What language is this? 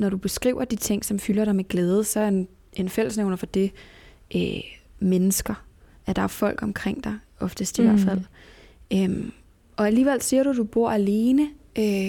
Danish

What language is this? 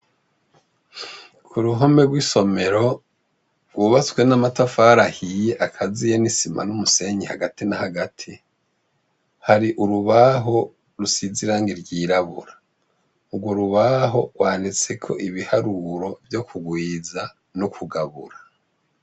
Rundi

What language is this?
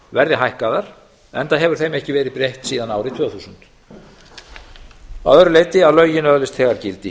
Icelandic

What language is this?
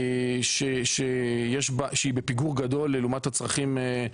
Hebrew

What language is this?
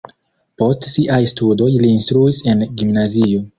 Esperanto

